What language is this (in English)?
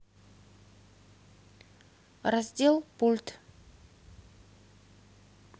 Russian